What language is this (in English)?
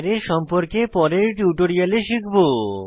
Bangla